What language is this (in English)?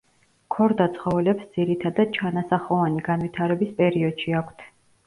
Georgian